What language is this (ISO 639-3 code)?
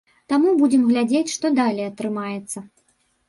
bel